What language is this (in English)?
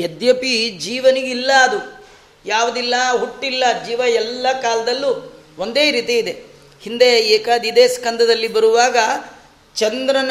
Kannada